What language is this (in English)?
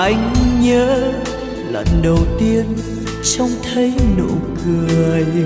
Vietnamese